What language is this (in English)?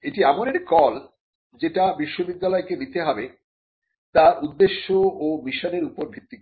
Bangla